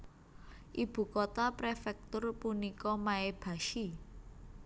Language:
Javanese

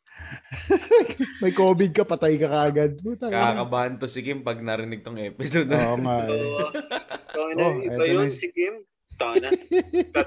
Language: Filipino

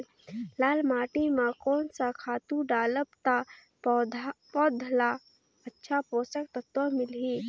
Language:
Chhattisgarhi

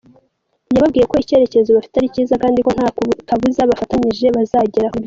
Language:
Kinyarwanda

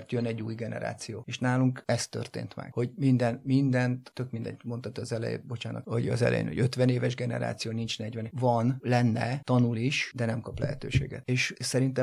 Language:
Hungarian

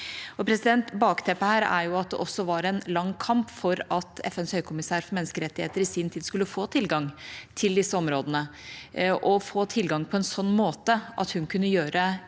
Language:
Norwegian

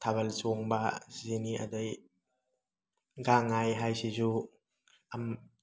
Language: Manipuri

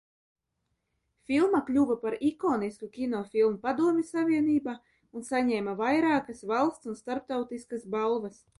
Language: Latvian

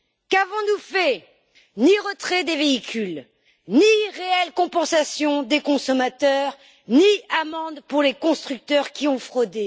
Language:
French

